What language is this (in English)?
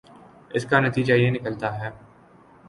Urdu